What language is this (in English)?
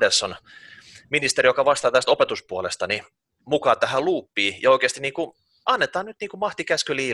Finnish